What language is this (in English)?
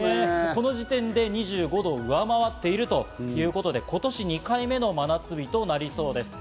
Japanese